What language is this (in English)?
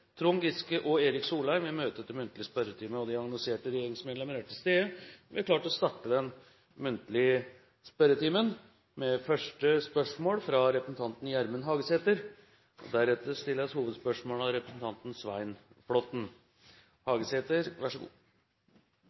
Norwegian